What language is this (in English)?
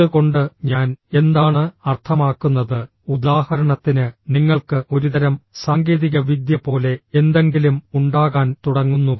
Malayalam